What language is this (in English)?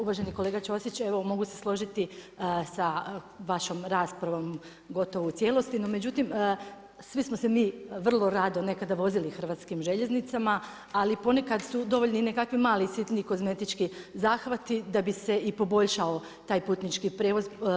Croatian